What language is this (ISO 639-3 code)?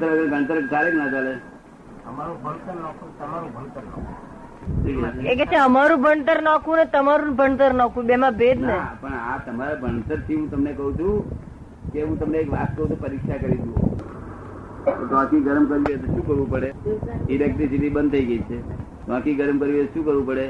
guj